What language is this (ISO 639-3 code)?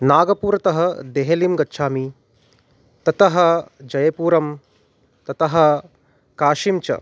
san